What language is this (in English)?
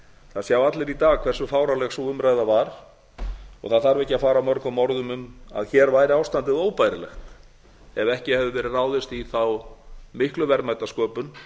Icelandic